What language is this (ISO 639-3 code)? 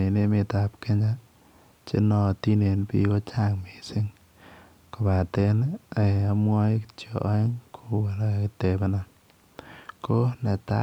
kln